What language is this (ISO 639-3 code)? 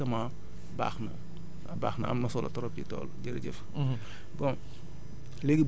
wol